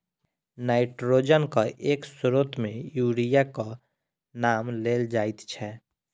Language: Maithili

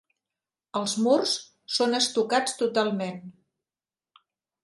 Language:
Catalan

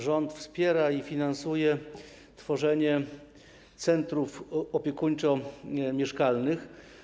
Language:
Polish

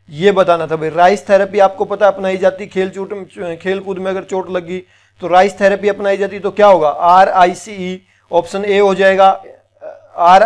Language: Hindi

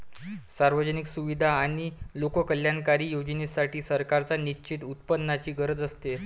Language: Marathi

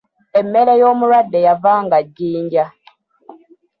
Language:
Ganda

